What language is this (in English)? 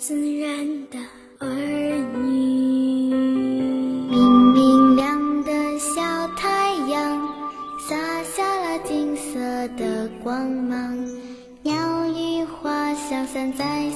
Chinese